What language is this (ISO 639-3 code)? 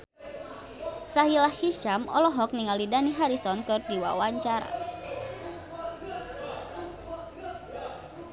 sun